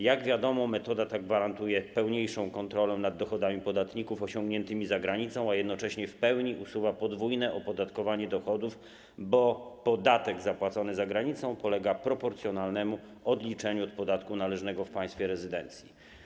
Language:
Polish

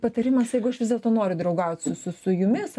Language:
Lithuanian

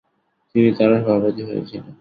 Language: Bangla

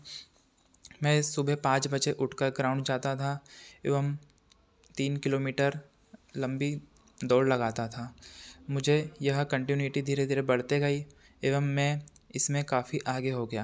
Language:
Hindi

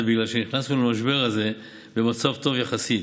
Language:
Hebrew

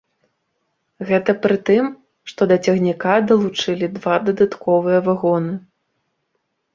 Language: Belarusian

